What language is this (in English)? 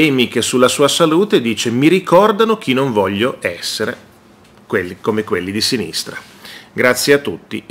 Italian